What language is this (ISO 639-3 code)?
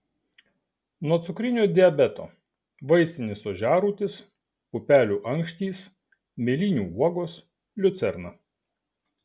lit